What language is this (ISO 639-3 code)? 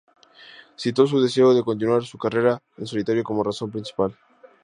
spa